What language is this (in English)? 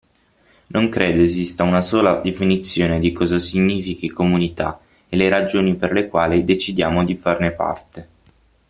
Italian